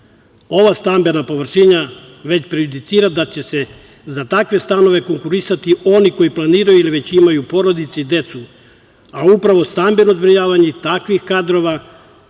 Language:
Serbian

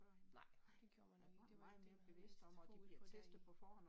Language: Danish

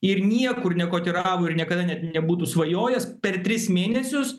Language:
Lithuanian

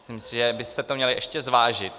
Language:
Czech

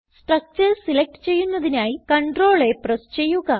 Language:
Malayalam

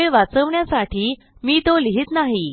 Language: Marathi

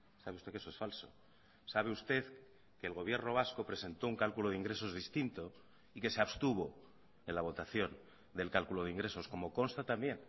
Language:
Spanish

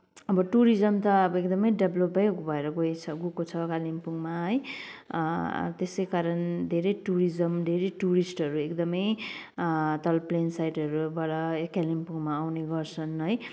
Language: Nepali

